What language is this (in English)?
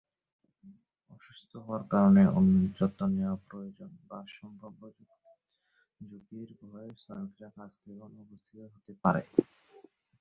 Bangla